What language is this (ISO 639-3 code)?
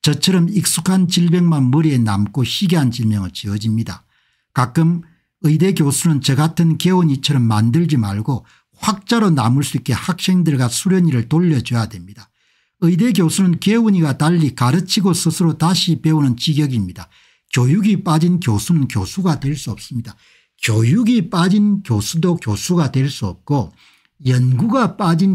kor